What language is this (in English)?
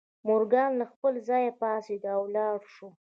Pashto